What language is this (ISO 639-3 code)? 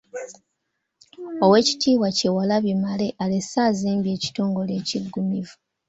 lug